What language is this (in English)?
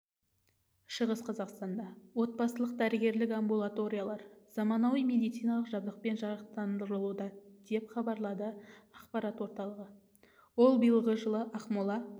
Kazakh